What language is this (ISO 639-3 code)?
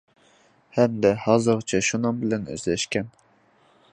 uig